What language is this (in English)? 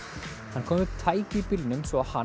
Icelandic